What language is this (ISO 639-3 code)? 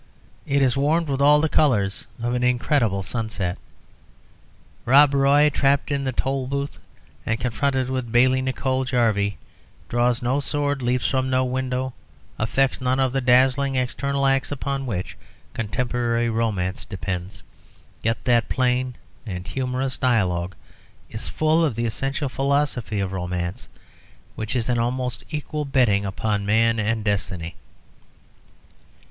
eng